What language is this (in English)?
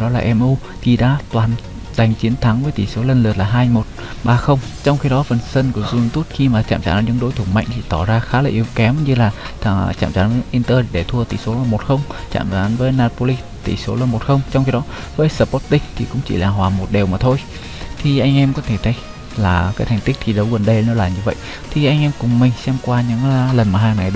Vietnamese